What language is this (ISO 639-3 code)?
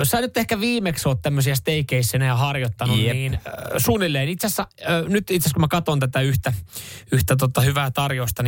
fin